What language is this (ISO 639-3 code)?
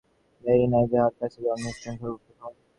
ben